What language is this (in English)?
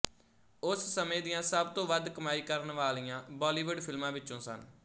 Punjabi